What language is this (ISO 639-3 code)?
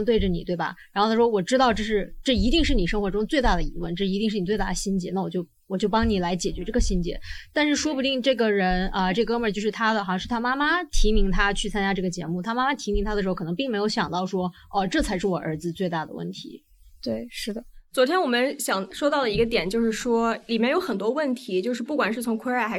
zho